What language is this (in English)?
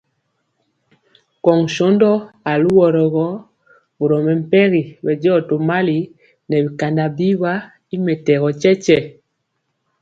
Mpiemo